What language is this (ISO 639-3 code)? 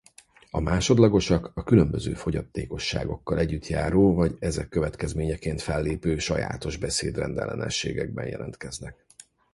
hun